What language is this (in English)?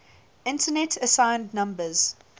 English